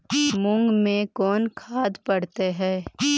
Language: Magahi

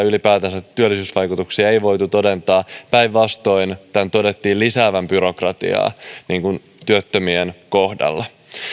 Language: Finnish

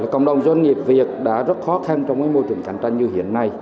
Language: Vietnamese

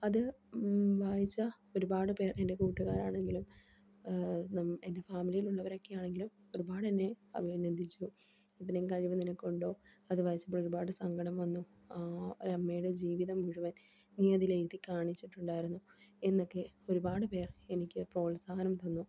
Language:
Malayalam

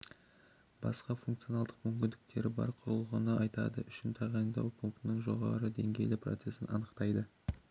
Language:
Kazakh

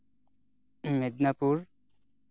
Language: Santali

